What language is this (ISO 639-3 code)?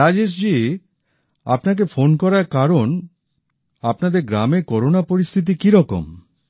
ben